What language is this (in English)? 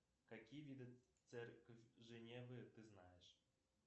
Russian